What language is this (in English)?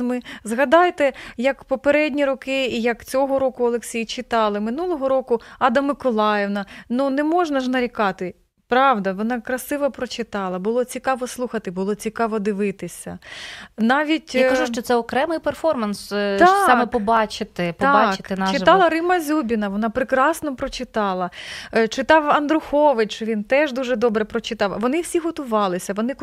Ukrainian